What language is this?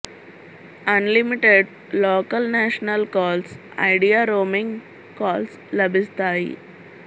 Telugu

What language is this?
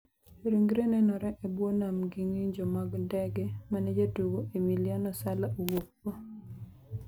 Luo (Kenya and Tanzania)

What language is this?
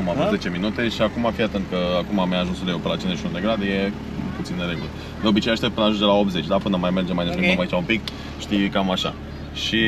Romanian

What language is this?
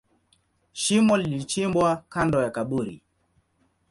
Swahili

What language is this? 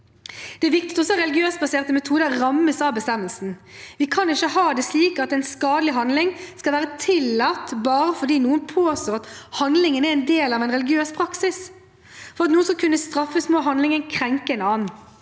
Norwegian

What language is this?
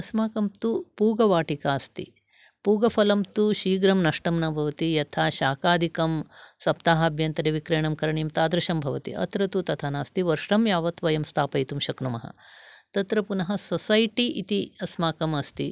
Sanskrit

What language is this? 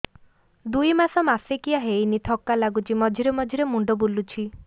Odia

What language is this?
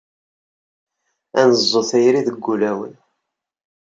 Kabyle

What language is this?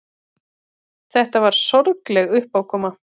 Icelandic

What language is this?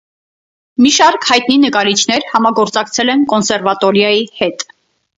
Armenian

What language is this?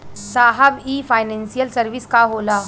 Bhojpuri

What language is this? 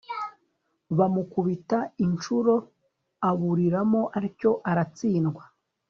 Kinyarwanda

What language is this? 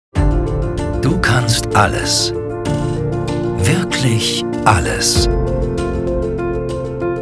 German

